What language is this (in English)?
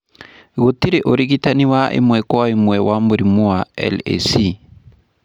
Kikuyu